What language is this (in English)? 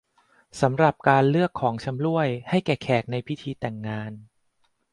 Thai